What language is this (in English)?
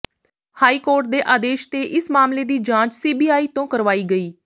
Punjabi